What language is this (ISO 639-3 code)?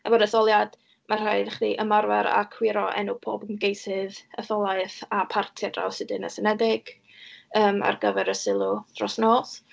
cym